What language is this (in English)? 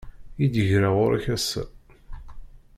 Kabyle